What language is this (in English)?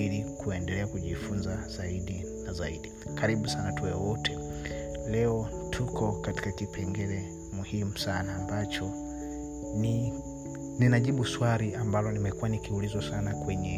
Swahili